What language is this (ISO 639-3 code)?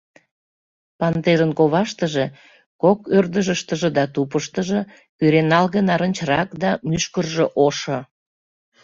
chm